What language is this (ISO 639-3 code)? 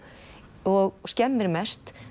isl